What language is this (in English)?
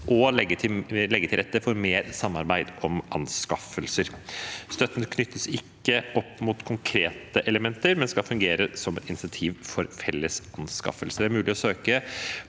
Norwegian